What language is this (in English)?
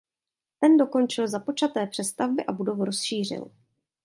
Czech